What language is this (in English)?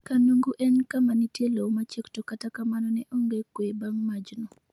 Luo (Kenya and Tanzania)